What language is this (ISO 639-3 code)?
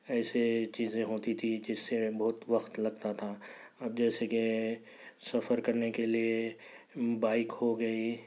urd